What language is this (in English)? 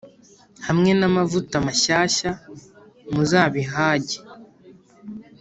Kinyarwanda